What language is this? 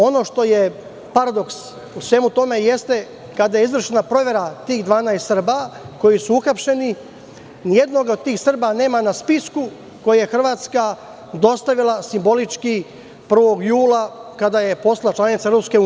Serbian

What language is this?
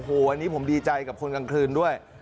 Thai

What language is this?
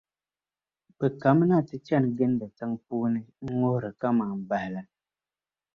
Dagbani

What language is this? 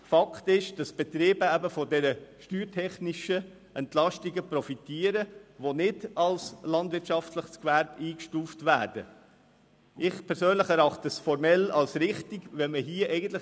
Swiss German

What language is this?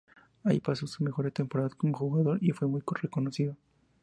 Spanish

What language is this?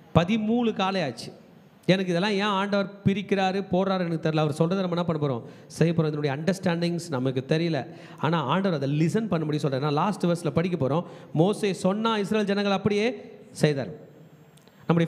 Tamil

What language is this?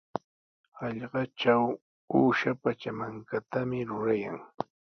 Sihuas Ancash Quechua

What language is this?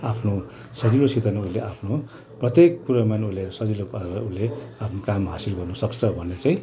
Nepali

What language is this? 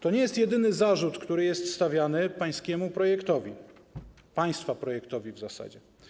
Polish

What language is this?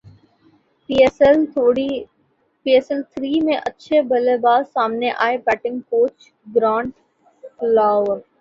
Urdu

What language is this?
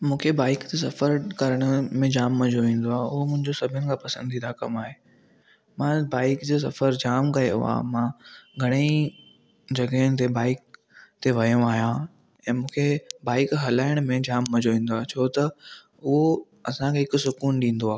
Sindhi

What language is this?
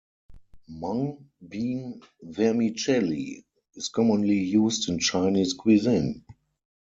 English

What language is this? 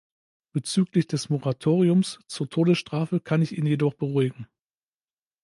German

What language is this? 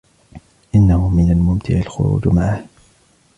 Arabic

